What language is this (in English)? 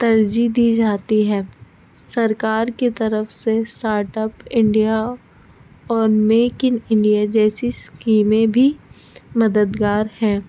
Urdu